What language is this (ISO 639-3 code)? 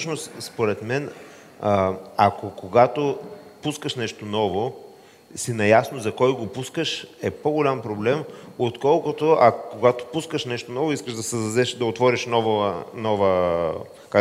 bul